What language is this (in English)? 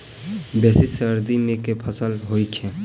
Maithili